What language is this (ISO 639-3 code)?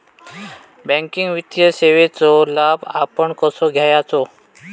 mar